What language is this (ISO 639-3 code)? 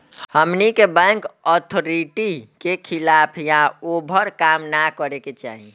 bho